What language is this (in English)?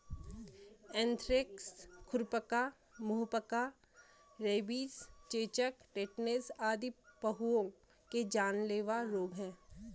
Hindi